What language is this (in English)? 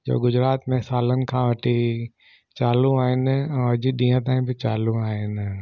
Sindhi